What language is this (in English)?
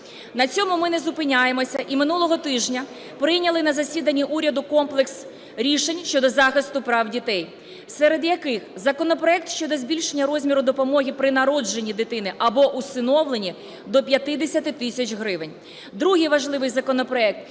Ukrainian